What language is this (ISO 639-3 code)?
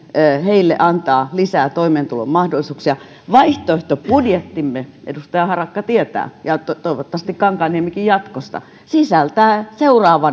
fin